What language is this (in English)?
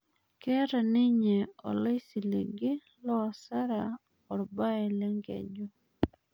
Masai